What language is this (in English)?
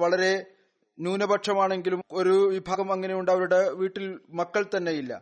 Malayalam